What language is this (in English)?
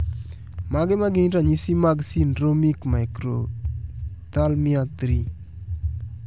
Luo (Kenya and Tanzania)